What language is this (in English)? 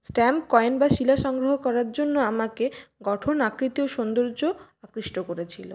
Bangla